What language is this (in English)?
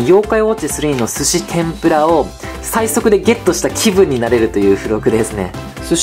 Japanese